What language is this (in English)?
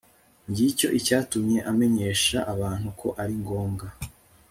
Kinyarwanda